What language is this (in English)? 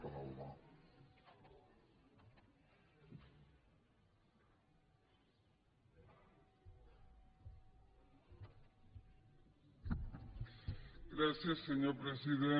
Catalan